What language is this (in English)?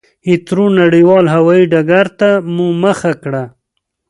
Pashto